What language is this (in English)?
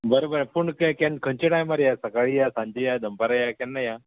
Konkani